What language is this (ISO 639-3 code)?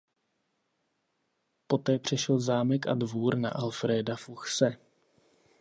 ces